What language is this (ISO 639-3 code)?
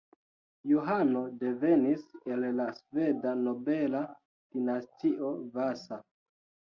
epo